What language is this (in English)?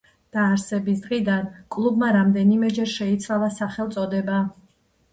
Georgian